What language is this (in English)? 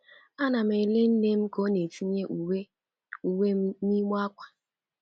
Igbo